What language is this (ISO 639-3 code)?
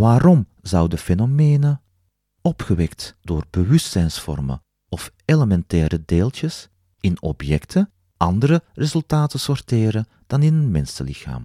nld